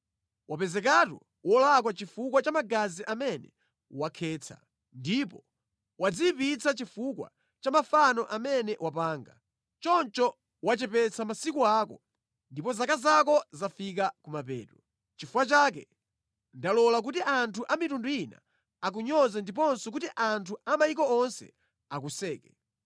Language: Nyanja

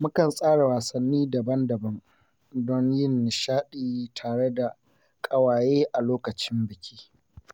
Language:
Hausa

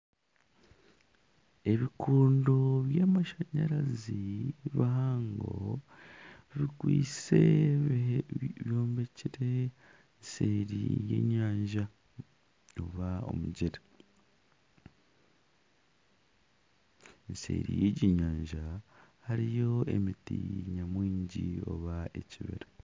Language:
Nyankole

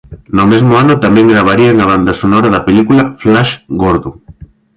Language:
Galician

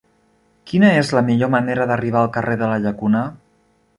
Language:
Catalan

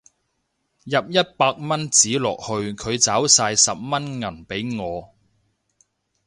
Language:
Cantonese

